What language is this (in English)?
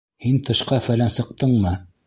Bashkir